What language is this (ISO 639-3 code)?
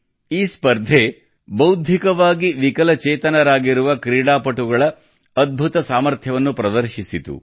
kan